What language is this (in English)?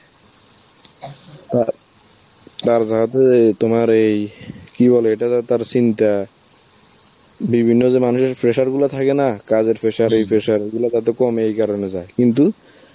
Bangla